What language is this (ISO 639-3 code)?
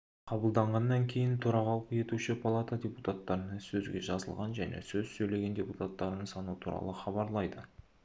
kaz